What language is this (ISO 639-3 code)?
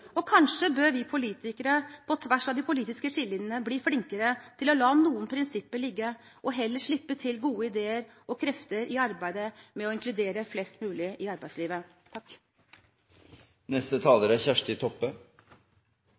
nob